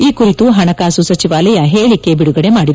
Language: Kannada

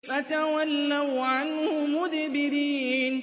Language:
Arabic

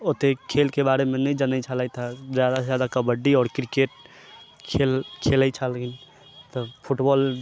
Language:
Maithili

